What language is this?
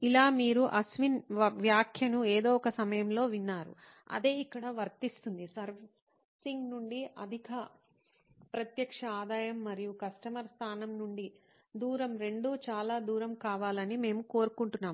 Telugu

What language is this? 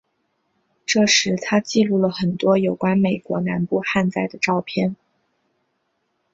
Chinese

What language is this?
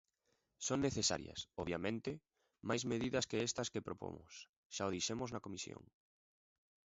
Galician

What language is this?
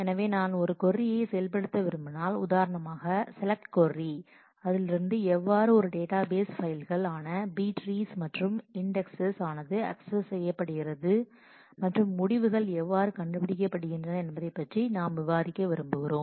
Tamil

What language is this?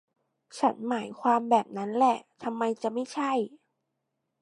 Thai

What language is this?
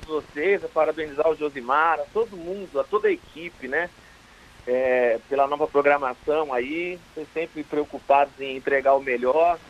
Portuguese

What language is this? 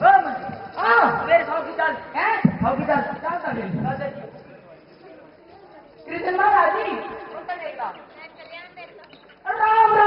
Punjabi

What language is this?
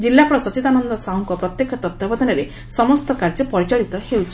Odia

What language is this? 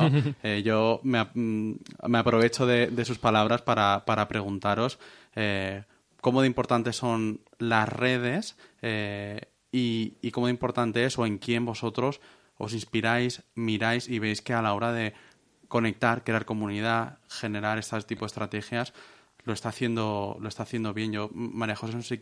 Spanish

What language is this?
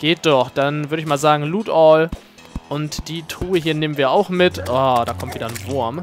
German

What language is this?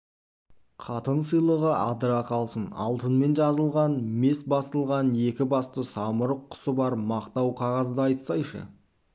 Kazakh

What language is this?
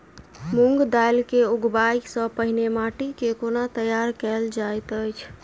Maithili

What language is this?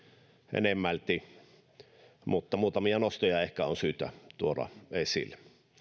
Finnish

